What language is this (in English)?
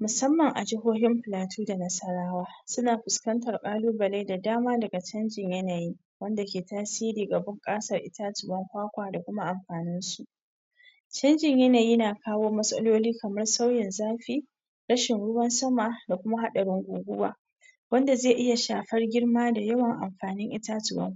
Hausa